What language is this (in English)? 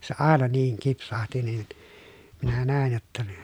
Finnish